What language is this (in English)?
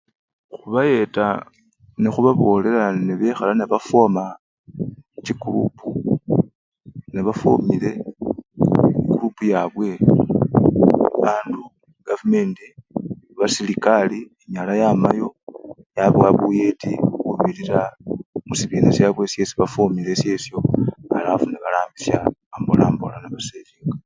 Luyia